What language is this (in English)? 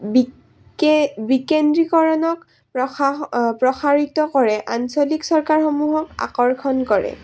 Assamese